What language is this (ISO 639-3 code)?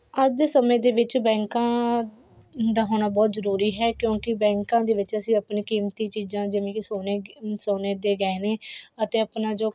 pan